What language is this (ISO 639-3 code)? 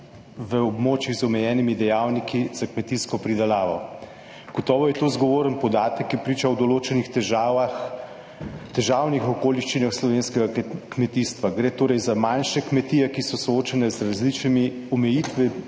slv